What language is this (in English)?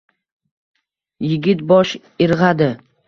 Uzbek